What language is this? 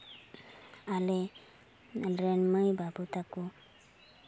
Santali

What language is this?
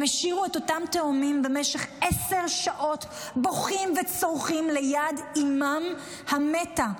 Hebrew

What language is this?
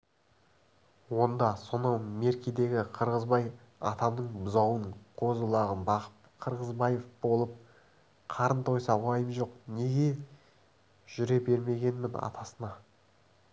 Kazakh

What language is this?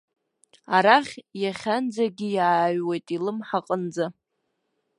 Abkhazian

